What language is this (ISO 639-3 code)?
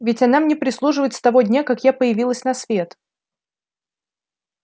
rus